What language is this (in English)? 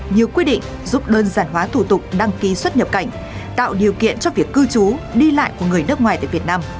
Vietnamese